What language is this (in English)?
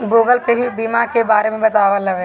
Bhojpuri